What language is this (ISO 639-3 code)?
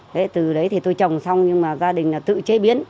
vie